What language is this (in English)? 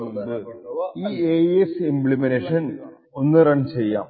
Malayalam